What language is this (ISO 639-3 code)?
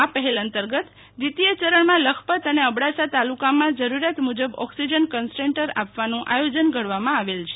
guj